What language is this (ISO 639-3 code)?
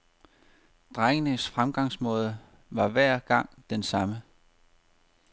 dan